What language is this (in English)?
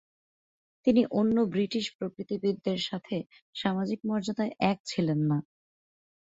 Bangla